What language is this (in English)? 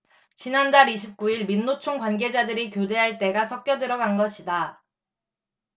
Korean